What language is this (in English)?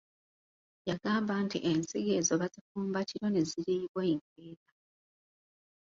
Ganda